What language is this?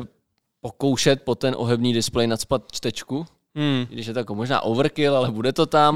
Czech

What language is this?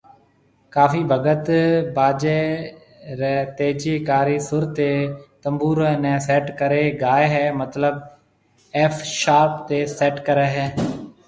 Marwari (Pakistan)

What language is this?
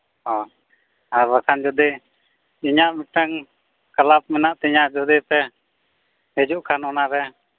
Santali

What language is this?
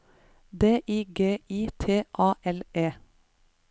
Norwegian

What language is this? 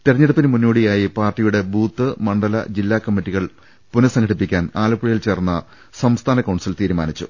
Malayalam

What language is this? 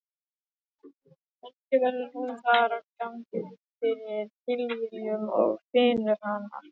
Icelandic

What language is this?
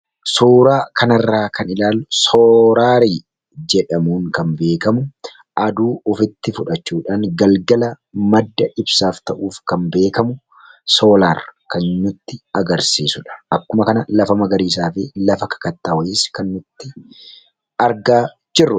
Oromo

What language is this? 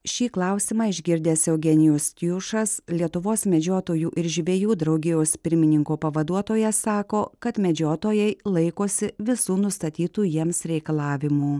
Lithuanian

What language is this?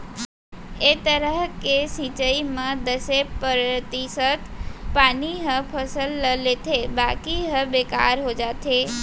Chhattisgarhi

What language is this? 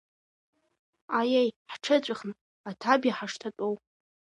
Abkhazian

